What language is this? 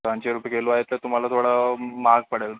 Marathi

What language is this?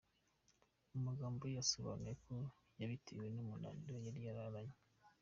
Kinyarwanda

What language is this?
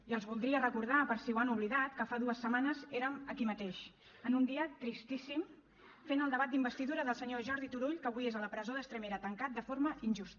Catalan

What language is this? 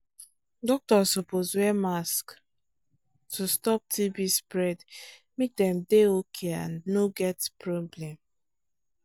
Nigerian Pidgin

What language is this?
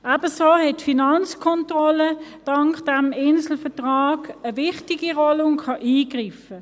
Swiss German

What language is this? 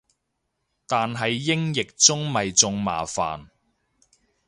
Cantonese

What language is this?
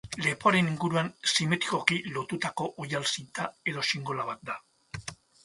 Basque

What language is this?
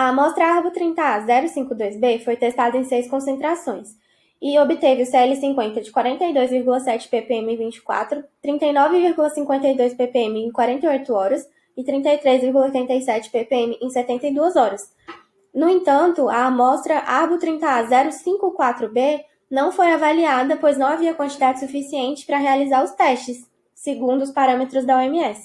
Portuguese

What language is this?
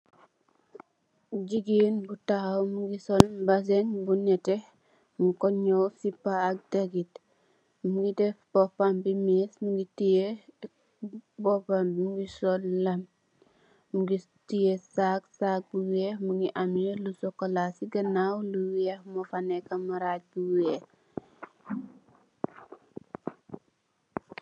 Wolof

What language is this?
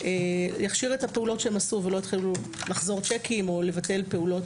Hebrew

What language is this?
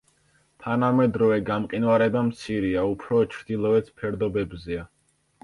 Georgian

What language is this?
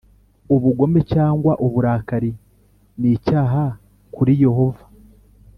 Kinyarwanda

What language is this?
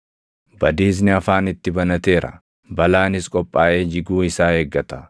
Oromo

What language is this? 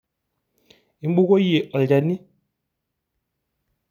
Masai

